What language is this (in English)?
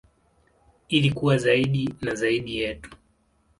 Swahili